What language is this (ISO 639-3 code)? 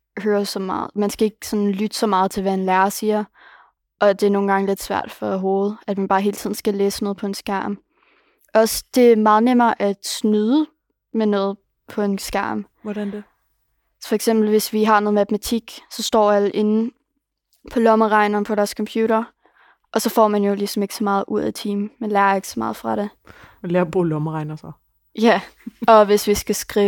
dan